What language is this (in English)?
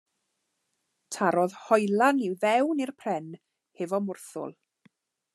Welsh